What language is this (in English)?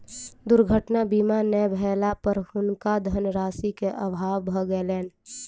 Maithili